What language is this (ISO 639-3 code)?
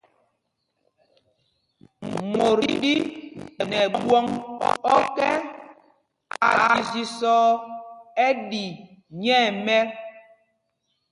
mgg